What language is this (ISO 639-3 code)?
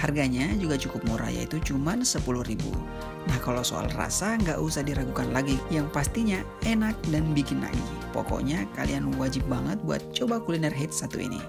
ind